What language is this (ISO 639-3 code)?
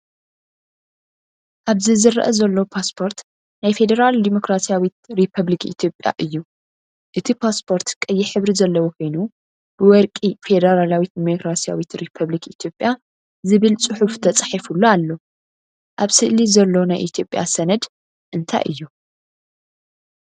tir